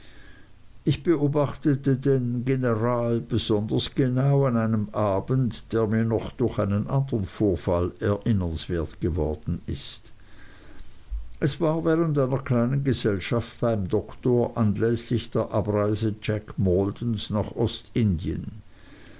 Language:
German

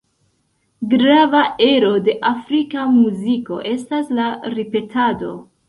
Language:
Esperanto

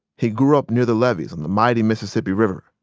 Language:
English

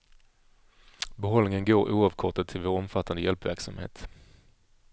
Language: Swedish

